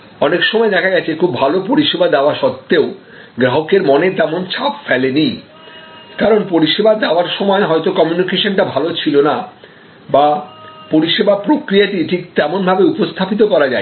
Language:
Bangla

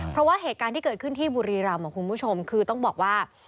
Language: Thai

